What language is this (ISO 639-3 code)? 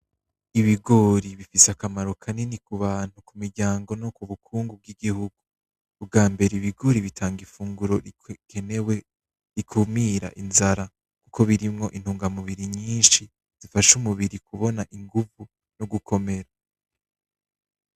run